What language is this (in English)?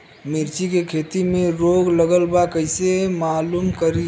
Bhojpuri